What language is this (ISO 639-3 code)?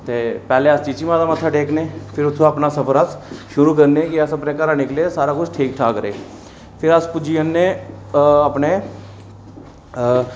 doi